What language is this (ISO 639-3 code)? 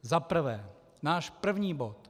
ces